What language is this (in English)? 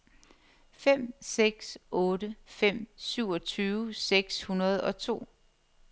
Danish